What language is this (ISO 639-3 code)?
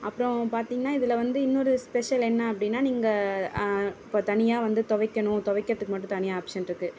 tam